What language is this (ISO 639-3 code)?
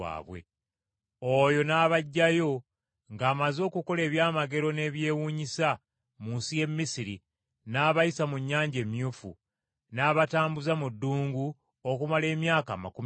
lug